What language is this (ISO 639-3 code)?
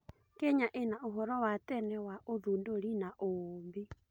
kik